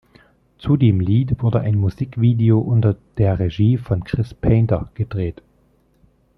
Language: German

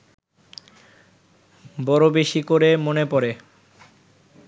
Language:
Bangla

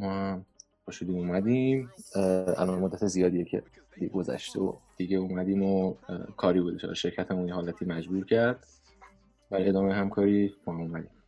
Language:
Persian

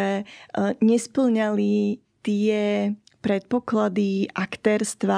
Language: Slovak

